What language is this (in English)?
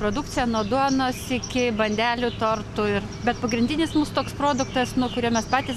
Lithuanian